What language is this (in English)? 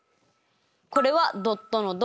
Japanese